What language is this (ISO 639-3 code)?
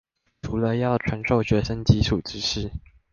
zho